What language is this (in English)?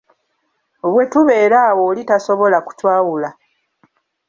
Ganda